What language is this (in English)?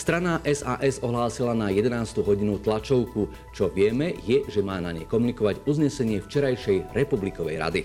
Slovak